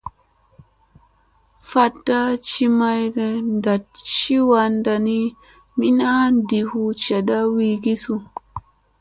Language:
Musey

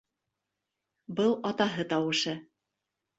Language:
Bashkir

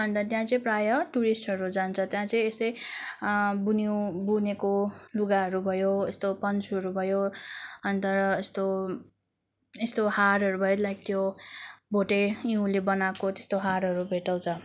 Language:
Nepali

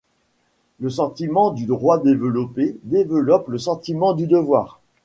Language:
French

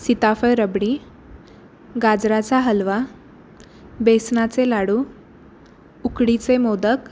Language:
Marathi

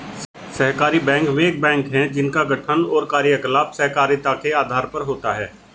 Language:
Hindi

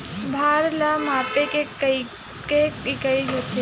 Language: Chhattisgarhi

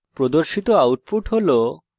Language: Bangla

